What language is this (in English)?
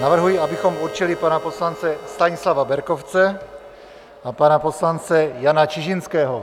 Czech